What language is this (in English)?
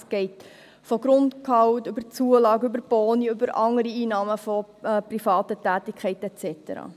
Swiss German